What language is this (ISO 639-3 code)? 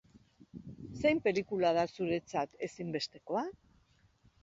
eus